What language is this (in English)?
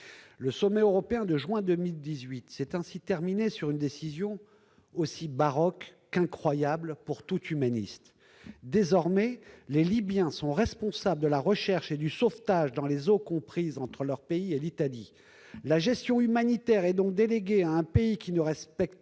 French